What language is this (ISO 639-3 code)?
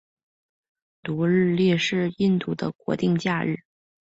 zho